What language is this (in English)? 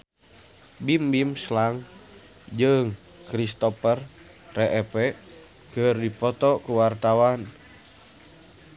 Sundanese